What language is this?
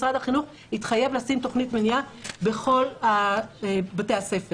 Hebrew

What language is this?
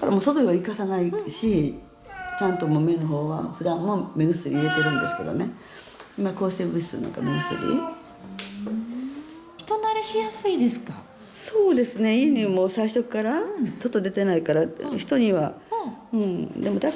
Japanese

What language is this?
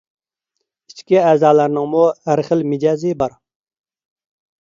Uyghur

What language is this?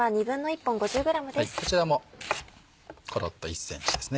Japanese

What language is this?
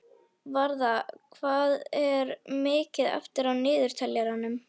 Icelandic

